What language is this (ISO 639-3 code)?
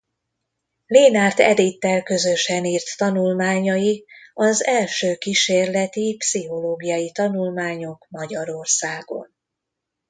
hun